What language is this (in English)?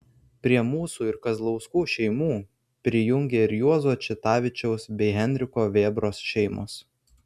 Lithuanian